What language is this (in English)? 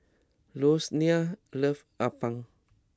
English